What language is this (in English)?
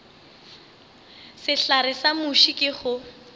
Northern Sotho